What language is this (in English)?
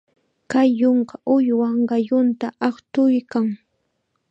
Chiquián Ancash Quechua